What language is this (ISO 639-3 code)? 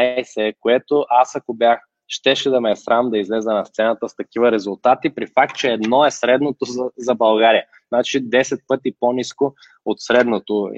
bul